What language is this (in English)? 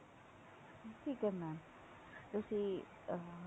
Punjabi